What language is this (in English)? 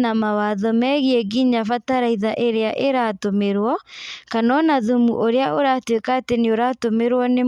Kikuyu